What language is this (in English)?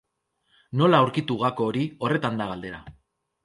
Basque